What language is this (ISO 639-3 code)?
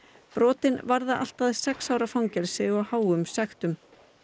isl